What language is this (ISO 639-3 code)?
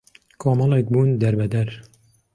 ckb